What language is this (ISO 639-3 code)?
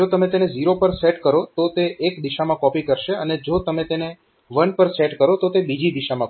guj